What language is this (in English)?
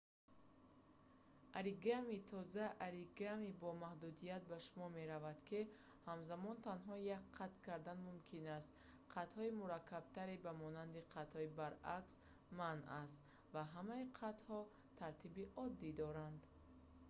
Tajik